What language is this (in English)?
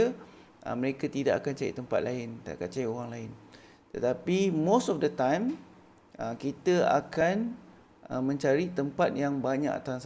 Malay